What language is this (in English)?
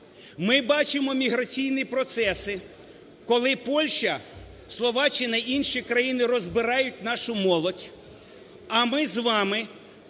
Ukrainian